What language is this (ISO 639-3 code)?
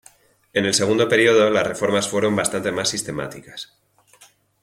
spa